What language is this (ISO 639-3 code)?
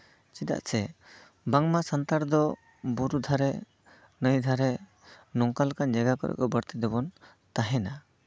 sat